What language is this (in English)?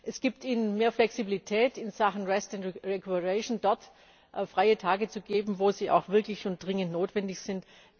German